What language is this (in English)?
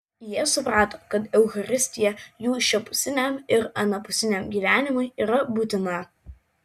Lithuanian